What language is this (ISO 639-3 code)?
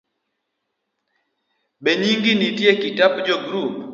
luo